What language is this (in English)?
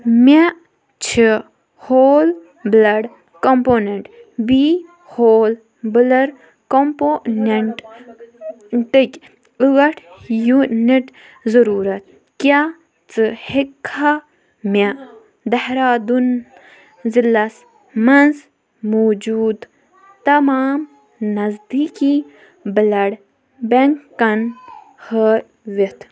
Kashmiri